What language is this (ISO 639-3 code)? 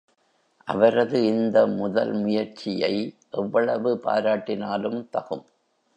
tam